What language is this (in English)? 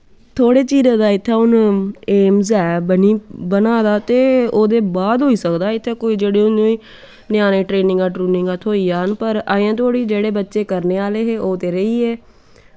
Dogri